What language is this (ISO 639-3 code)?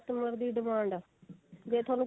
pan